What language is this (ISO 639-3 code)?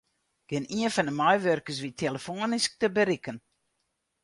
fry